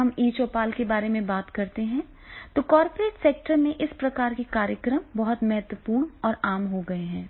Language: Hindi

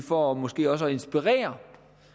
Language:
Danish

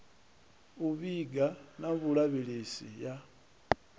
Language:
Venda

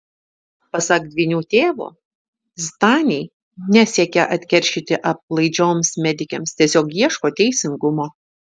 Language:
Lithuanian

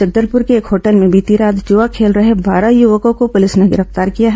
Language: Hindi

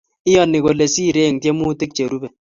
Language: Kalenjin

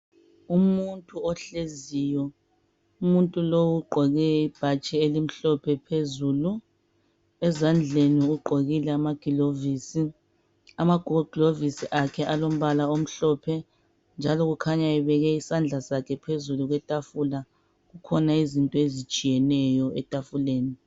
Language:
North Ndebele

